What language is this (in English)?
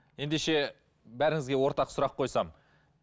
Kazakh